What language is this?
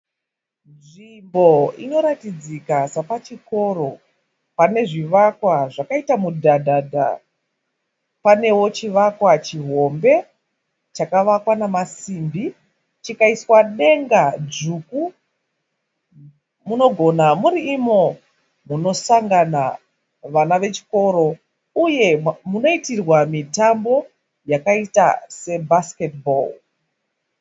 Shona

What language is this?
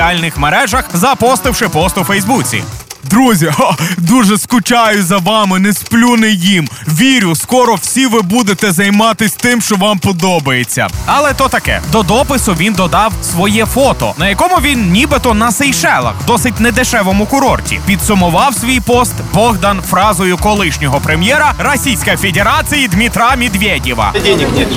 Ukrainian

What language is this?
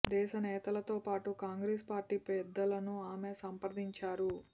Telugu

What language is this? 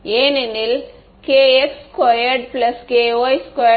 Tamil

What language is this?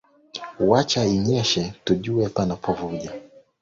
Swahili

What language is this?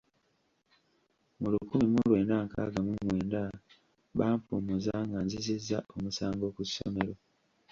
Ganda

